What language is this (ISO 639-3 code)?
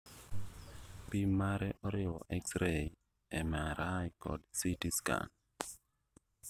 luo